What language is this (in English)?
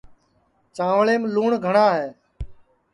Sansi